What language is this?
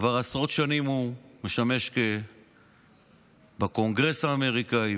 Hebrew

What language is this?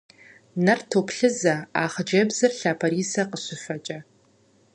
Kabardian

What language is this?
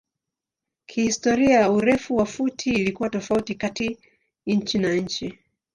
Swahili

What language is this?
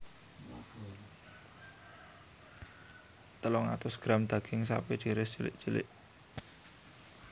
Javanese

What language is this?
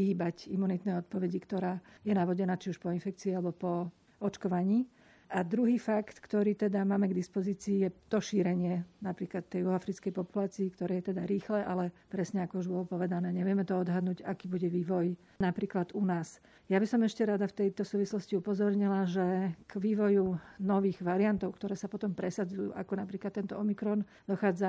Slovak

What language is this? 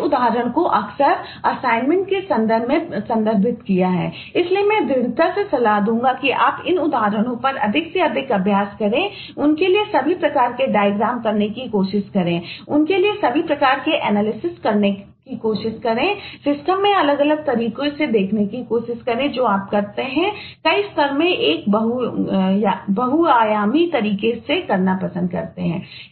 Hindi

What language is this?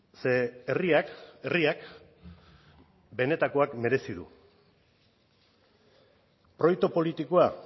Basque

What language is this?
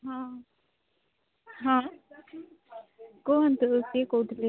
Odia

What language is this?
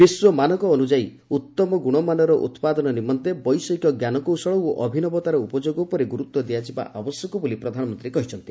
Odia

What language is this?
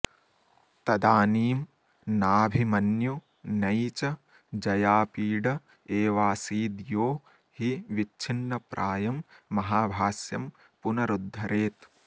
Sanskrit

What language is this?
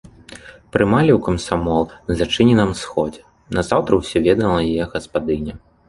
Belarusian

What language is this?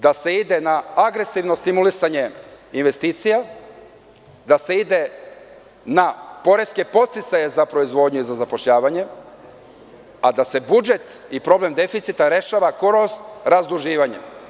Serbian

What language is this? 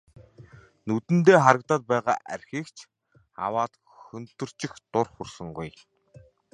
Mongolian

